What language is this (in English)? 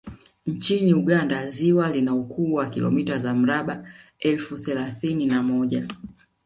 Swahili